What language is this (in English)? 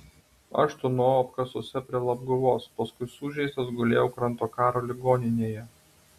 Lithuanian